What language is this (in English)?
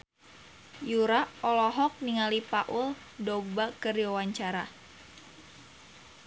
Sundanese